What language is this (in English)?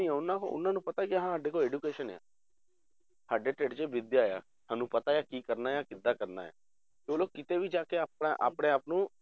Punjabi